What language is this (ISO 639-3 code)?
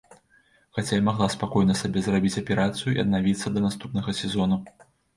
bel